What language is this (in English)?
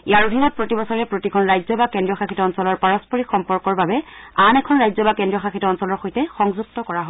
Assamese